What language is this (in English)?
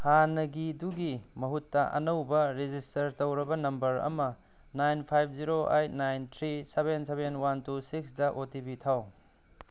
Manipuri